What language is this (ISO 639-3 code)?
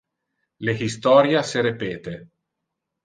ina